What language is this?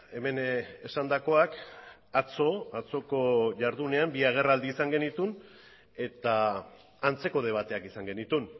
Basque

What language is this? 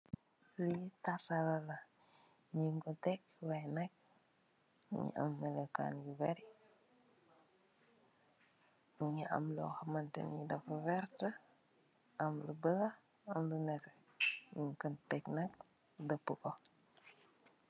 Wolof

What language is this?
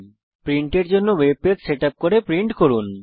Bangla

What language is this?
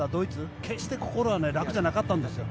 Japanese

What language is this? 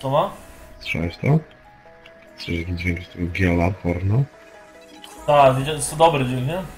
Polish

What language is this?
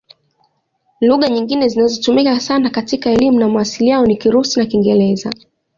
Swahili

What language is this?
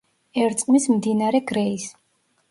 Georgian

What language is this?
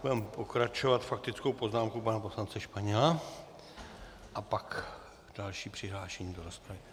Czech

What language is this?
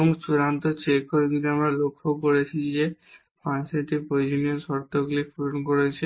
Bangla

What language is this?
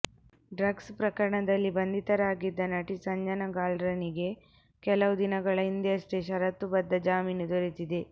Kannada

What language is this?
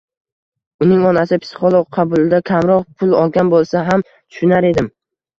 Uzbek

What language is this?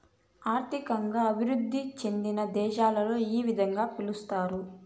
Telugu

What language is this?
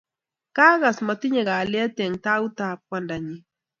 Kalenjin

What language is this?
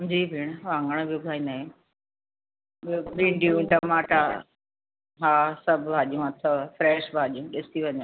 Sindhi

